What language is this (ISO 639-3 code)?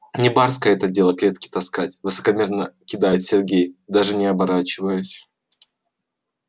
rus